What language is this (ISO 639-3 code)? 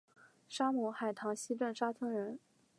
zho